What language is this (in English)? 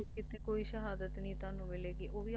Punjabi